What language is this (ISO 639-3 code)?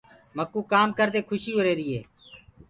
ggg